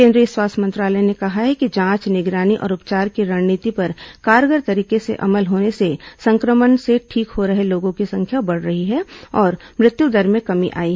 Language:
Hindi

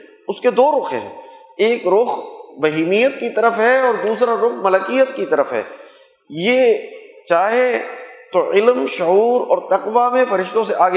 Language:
Urdu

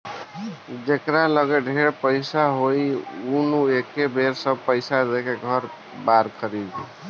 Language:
Bhojpuri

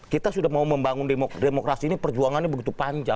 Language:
Indonesian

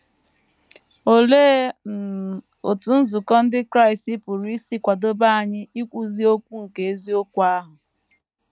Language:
Igbo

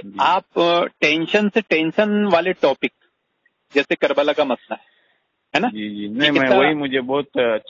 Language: Hindi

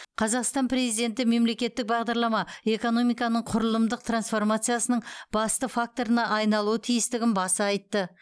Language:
Kazakh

